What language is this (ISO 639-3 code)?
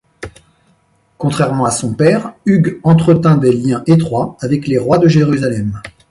fra